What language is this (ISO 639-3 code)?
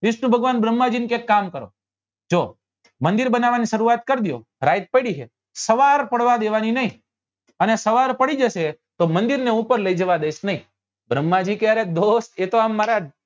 guj